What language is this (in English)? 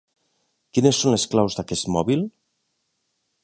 Catalan